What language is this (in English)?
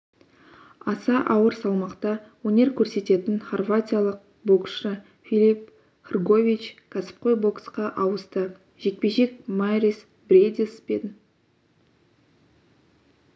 Kazakh